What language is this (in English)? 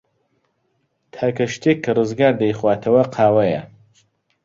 Central Kurdish